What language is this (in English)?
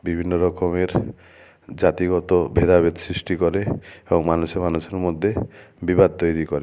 Bangla